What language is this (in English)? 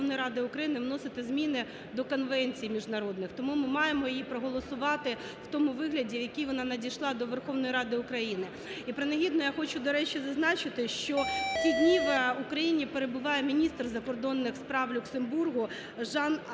Ukrainian